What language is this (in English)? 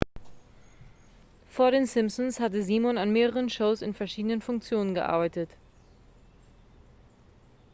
German